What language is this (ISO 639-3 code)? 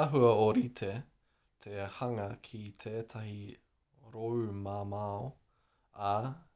mri